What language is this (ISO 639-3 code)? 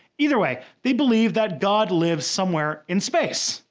eng